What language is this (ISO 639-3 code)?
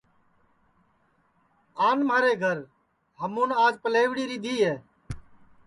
ssi